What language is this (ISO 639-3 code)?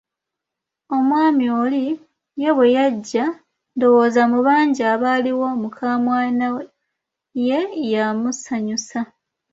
lug